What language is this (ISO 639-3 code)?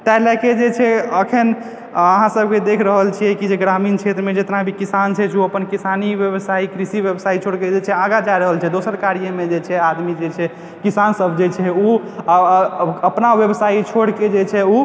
mai